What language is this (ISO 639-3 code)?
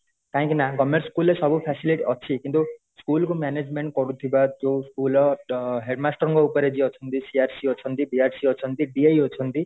ori